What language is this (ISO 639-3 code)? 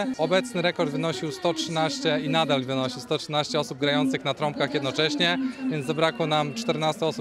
pol